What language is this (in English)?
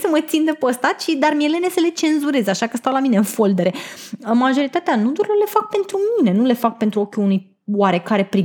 Romanian